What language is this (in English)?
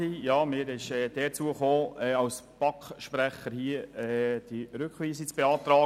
Swiss German